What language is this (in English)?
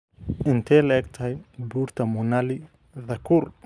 Somali